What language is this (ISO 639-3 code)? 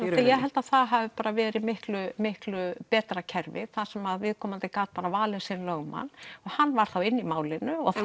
isl